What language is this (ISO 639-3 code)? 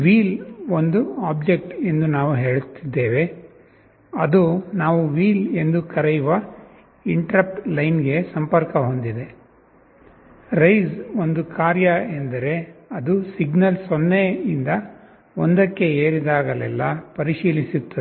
kan